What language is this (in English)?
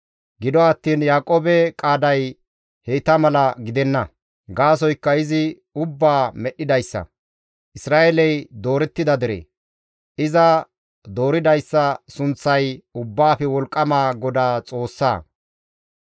Gamo